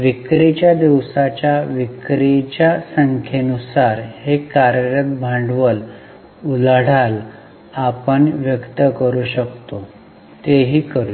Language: Marathi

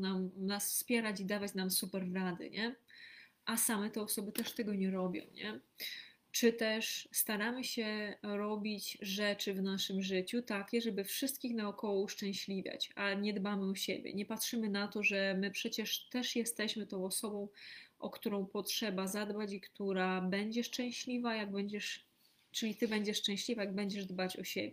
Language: Polish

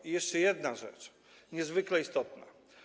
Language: Polish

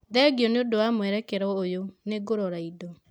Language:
Kikuyu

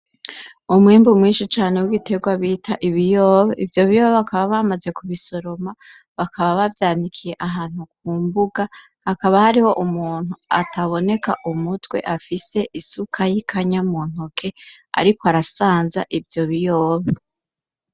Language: Rundi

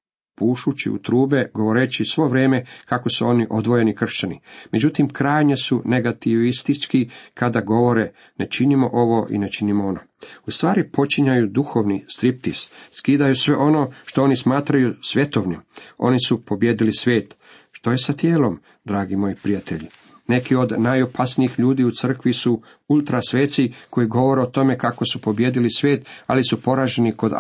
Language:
Croatian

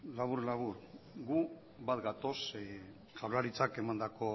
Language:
Basque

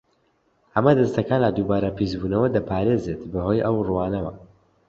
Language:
Central Kurdish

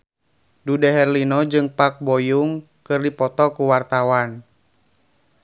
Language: Sundanese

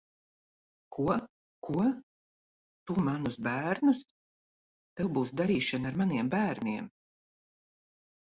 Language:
Latvian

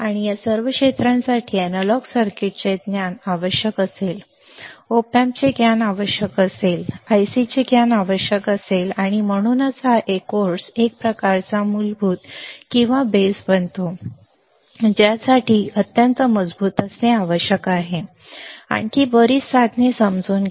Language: Marathi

